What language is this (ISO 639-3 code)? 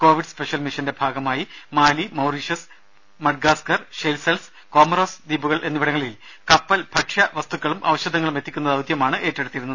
mal